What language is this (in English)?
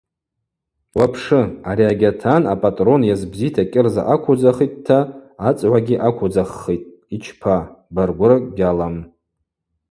Abaza